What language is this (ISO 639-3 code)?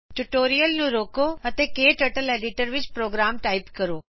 pan